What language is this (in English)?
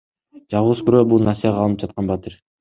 Kyrgyz